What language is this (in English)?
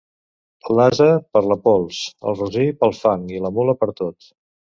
Catalan